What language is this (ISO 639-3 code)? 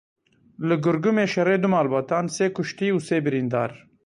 kur